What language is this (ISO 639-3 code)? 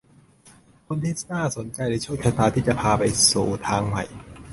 tha